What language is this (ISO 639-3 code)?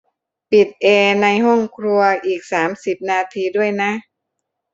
tha